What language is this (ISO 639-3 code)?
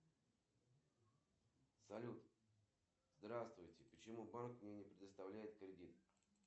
rus